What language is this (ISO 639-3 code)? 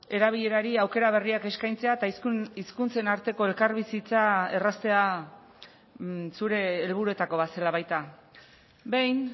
eus